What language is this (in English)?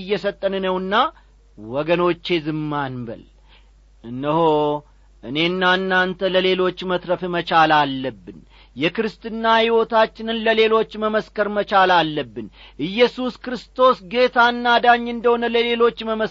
Amharic